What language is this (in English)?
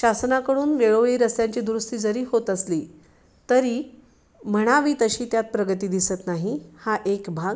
Marathi